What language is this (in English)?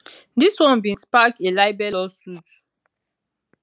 Nigerian Pidgin